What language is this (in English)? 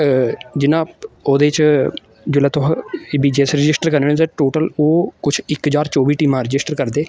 Dogri